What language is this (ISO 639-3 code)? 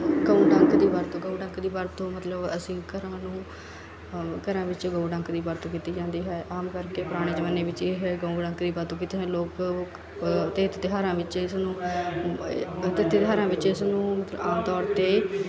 pan